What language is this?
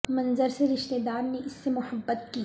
Urdu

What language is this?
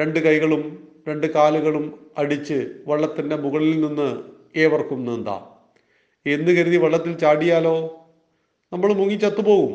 Malayalam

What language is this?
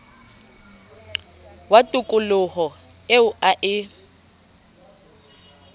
Southern Sotho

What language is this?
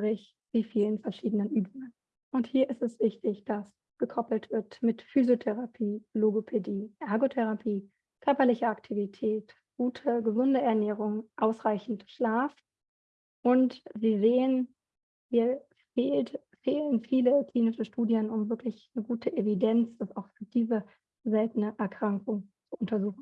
German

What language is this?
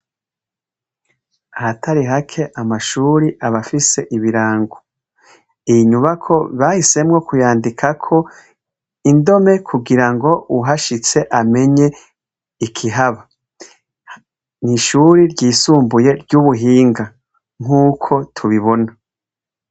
Rundi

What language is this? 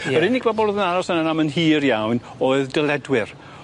Welsh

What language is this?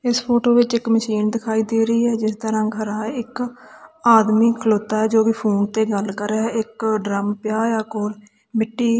Punjabi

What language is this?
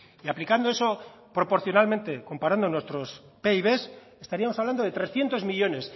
Spanish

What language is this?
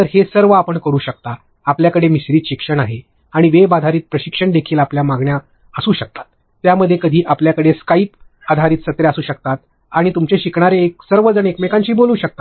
Marathi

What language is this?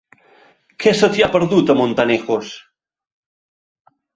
Catalan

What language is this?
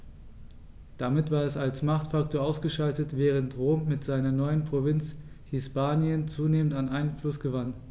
German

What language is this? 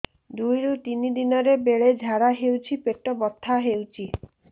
Odia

